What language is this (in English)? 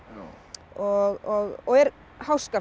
Icelandic